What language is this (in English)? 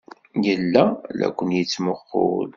Kabyle